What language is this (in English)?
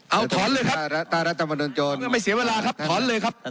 Thai